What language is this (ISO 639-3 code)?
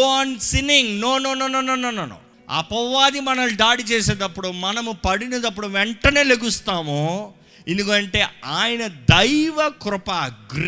tel